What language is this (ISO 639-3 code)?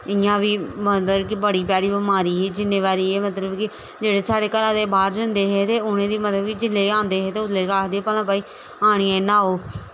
doi